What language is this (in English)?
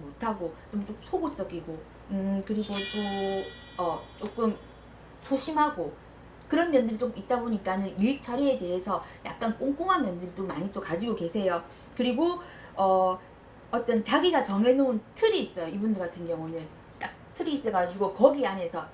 Korean